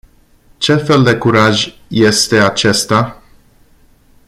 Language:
Romanian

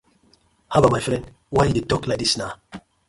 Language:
Nigerian Pidgin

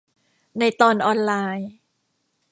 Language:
Thai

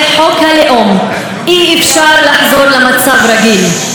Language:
Hebrew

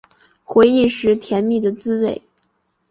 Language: Chinese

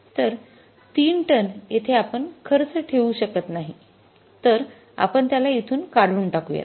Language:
Marathi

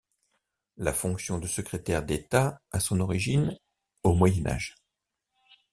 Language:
French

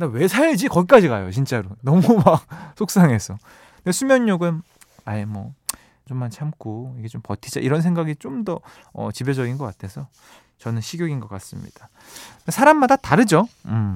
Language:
Korean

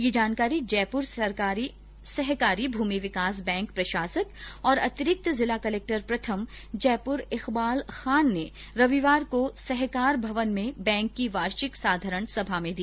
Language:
Hindi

